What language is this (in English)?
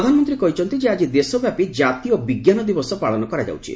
Odia